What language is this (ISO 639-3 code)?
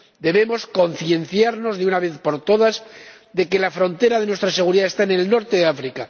spa